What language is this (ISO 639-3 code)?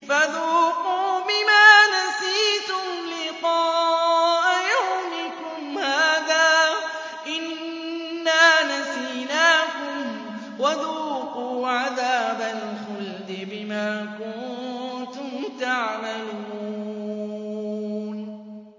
ara